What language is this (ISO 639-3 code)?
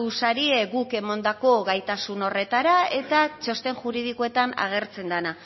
eus